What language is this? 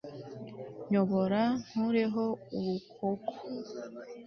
Kinyarwanda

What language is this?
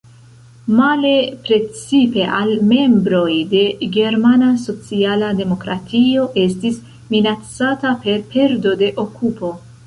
Esperanto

